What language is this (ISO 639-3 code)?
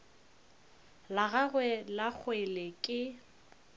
nso